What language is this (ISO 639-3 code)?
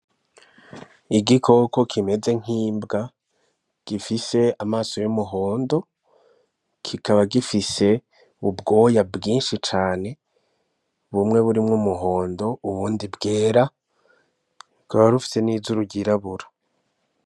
run